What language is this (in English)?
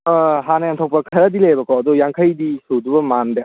Manipuri